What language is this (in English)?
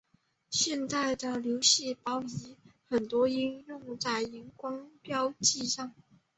Chinese